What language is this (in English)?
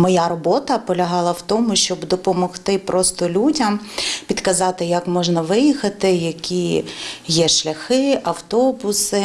Ukrainian